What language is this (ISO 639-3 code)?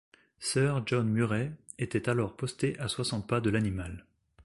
fra